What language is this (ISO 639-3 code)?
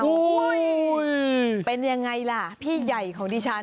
tha